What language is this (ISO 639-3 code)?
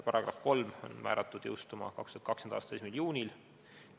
est